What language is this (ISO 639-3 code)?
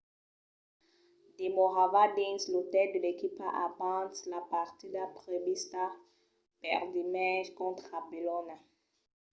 oci